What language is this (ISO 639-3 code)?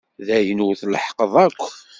kab